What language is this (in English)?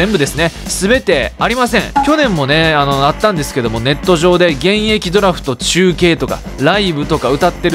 Japanese